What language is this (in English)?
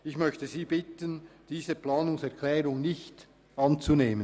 Swiss German